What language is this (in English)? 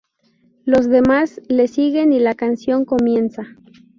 Spanish